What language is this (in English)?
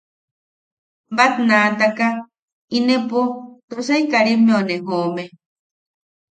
Yaqui